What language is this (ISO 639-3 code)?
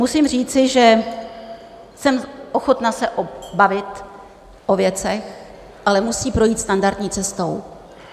ces